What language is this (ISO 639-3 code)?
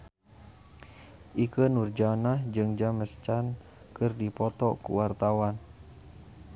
sun